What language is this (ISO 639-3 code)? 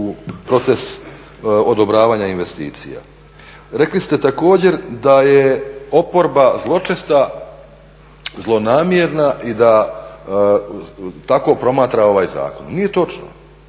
hrv